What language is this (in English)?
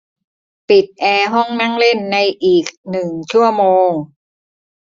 Thai